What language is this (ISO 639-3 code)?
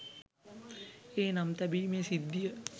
sin